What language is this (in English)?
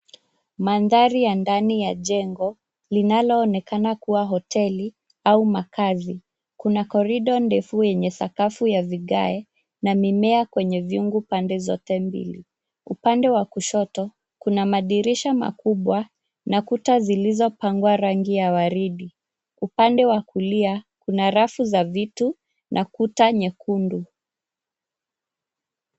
Swahili